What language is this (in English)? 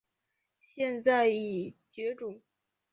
Chinese